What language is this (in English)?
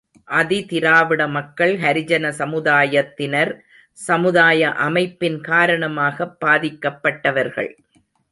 Tamil